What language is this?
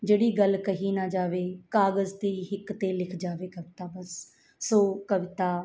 Punjabi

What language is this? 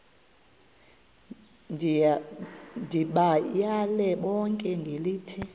Xhosa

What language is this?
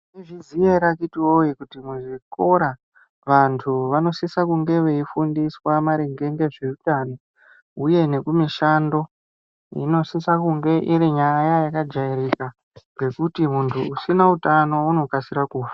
Ndau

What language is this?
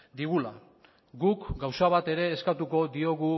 Basque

